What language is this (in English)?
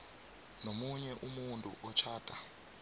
South Ndebele